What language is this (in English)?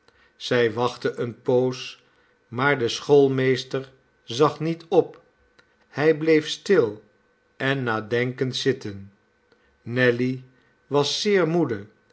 Dutch